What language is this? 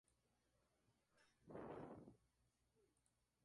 Spanish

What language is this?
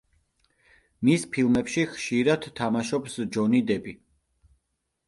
Georgian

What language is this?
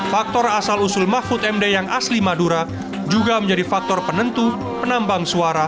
Indonesian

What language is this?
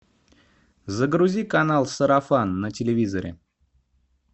Russian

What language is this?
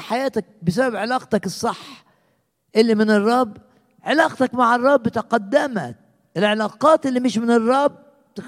Arabic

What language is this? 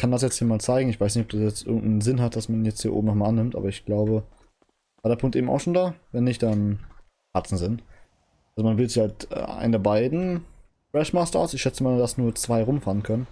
German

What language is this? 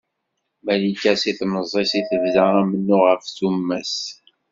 Kabyle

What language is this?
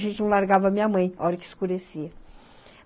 Portuguese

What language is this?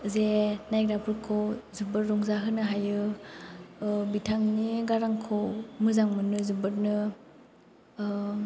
Bodo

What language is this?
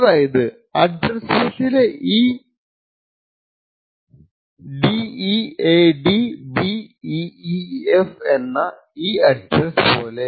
Malayalam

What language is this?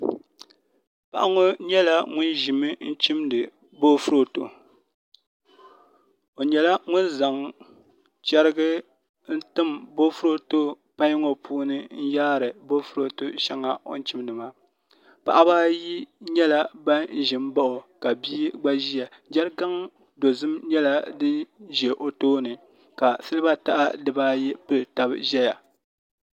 Dagbani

